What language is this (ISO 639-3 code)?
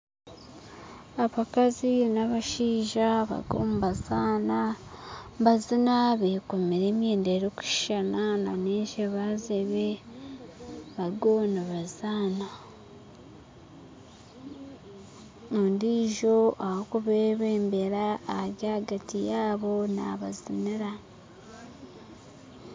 nyn